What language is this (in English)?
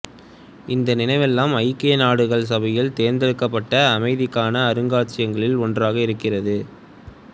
Tamil